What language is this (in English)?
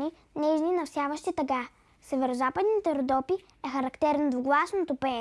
Bulgarian